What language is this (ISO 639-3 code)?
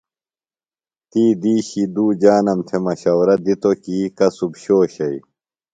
phl